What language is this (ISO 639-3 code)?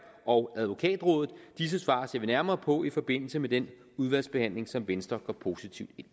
dan